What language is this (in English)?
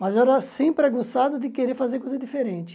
Portuguese